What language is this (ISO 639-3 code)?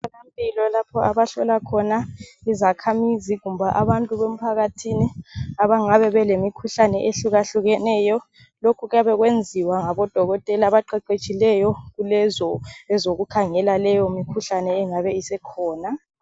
nde